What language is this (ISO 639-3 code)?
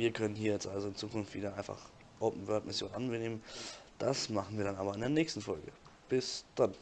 deu